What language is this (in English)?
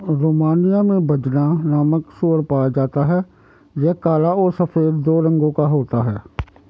Hindi